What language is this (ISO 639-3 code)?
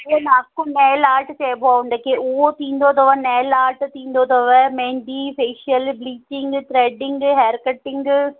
snd